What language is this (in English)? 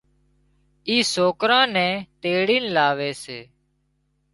Wadiyara Koli